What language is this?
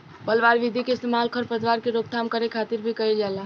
Bhojpuri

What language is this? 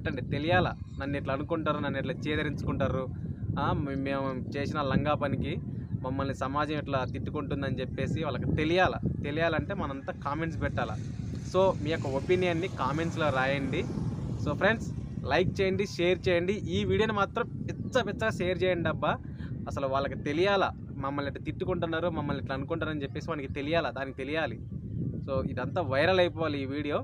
Hindi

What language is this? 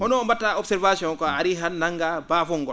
Fula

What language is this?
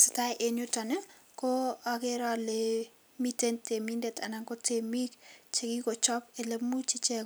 Kalenjin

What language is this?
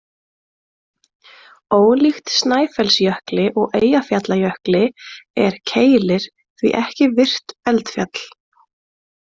Icelandic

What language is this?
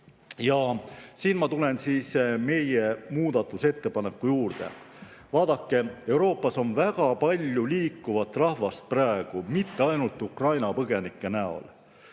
Estonian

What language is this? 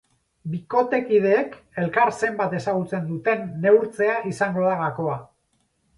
Basque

